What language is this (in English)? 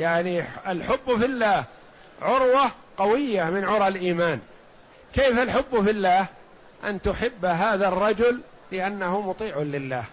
Arabic